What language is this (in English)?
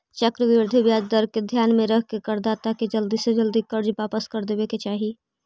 Magahi